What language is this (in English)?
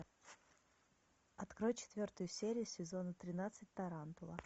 Russian